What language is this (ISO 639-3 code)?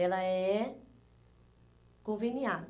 por